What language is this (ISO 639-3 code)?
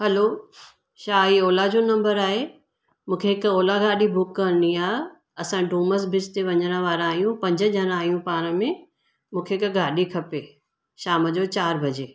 snd